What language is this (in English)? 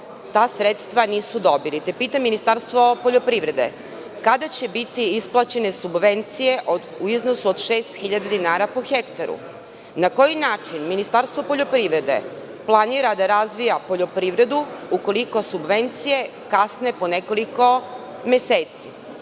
Serbian